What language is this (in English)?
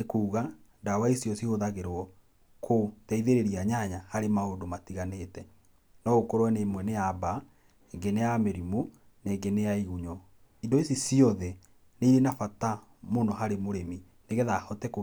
Kikuyu